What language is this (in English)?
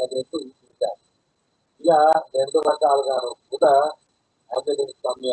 Indonesian